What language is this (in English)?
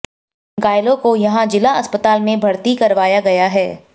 Hindi